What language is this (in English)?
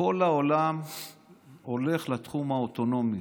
Hebrew